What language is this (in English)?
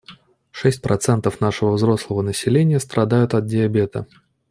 Russian